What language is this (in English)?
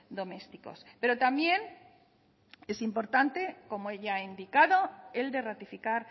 Spanish